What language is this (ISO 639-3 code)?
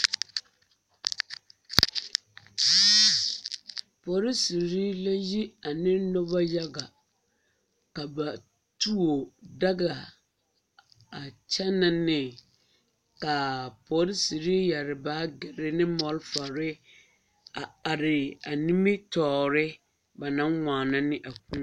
dga